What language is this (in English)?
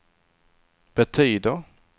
Swedish